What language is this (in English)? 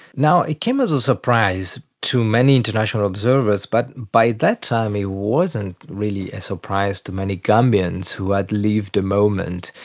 English